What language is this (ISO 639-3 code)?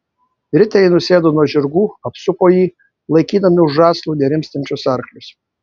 lit